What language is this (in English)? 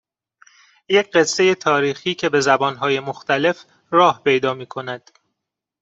Persian